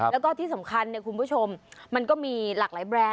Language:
Thai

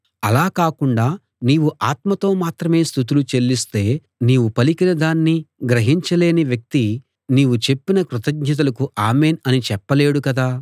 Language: Telugu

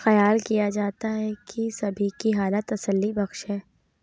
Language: Urdu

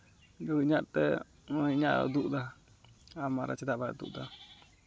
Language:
Santali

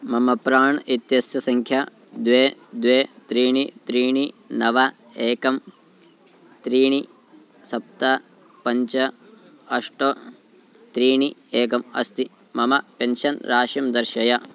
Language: Sanskrit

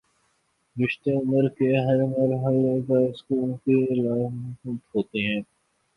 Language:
Urdu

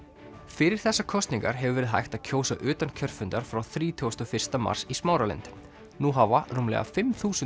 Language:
Icelandic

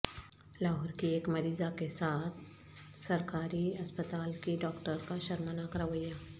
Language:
Urdu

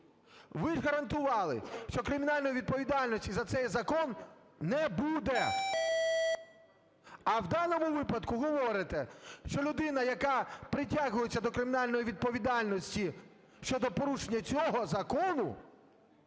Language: Ukrainian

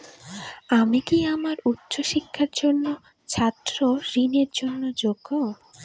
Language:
Bangla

